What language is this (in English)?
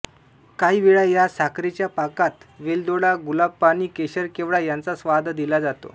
Marathi